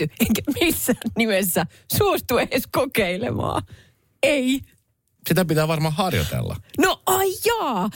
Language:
Finnish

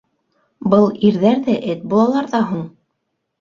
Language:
Bashkir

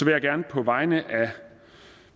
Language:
Danish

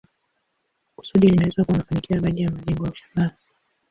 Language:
Swahili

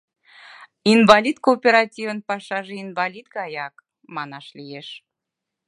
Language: Mari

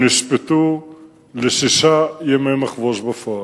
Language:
Hebrew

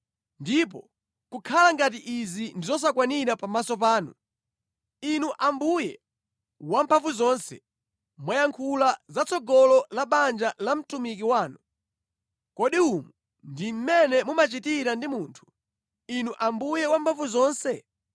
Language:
Nyanja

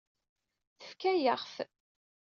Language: Kabyle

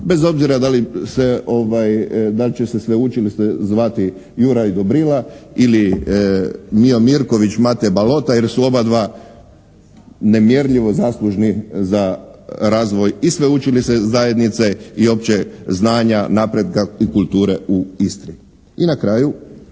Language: Croatian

